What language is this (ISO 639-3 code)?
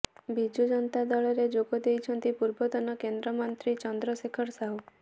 ori